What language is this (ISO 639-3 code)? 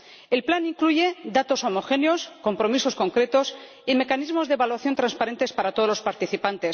spa